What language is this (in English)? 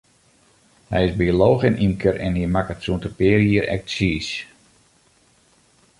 Western Frisian